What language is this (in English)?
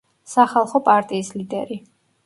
Georgian